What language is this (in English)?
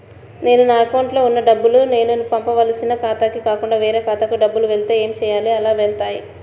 Telugu